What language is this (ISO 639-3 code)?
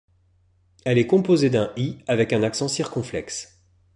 fra